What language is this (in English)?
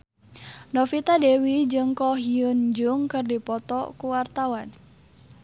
Sundanese